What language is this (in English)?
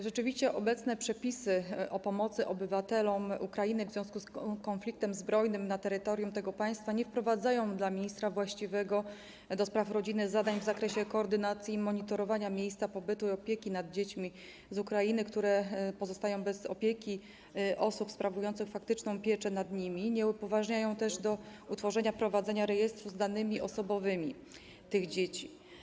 Polish